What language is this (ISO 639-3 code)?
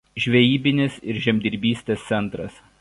lit